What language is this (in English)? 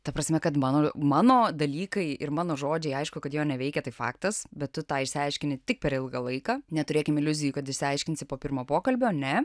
Lithuanian